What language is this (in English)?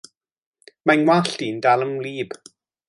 Welsh